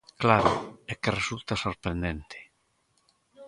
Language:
Galician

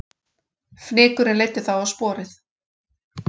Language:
Icelandic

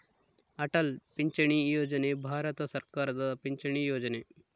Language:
Kannada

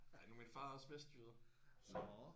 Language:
Danish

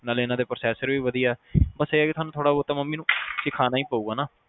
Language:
Punjabi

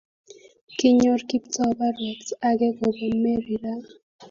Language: Kalenjin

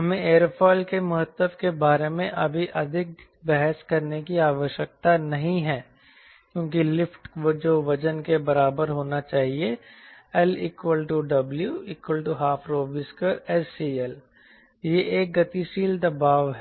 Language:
Hindi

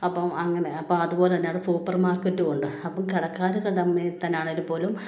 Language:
Malayalam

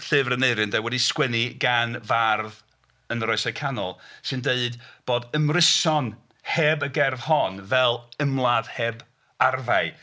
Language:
Welsh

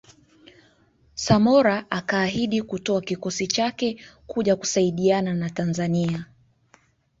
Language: Swahili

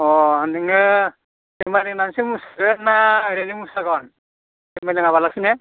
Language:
Bodo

